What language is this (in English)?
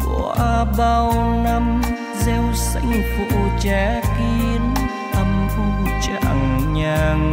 Vietnamese